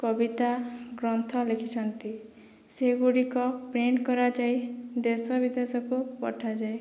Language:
Odia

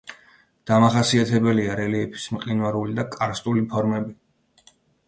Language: Georgian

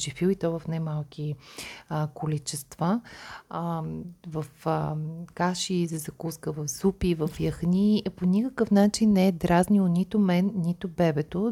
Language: Bulgarian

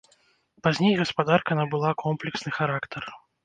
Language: Belarusian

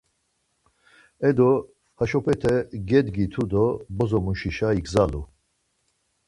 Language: Laz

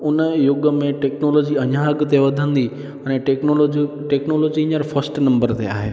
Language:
Sindhi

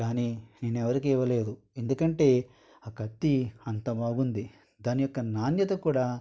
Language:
Telugu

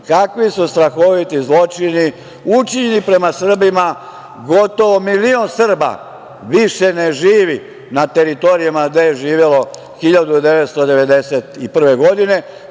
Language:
Serbian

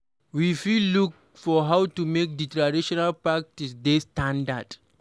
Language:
Nigerian Pidgin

